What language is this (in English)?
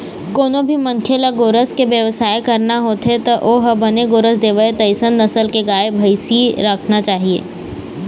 Chhattisgarhi